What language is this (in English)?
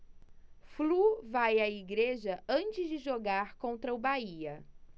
Portuguese